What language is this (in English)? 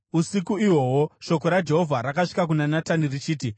Shona